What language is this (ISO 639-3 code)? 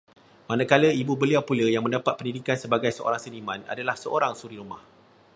msa